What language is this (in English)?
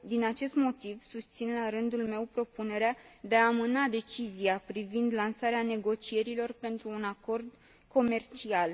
Romanian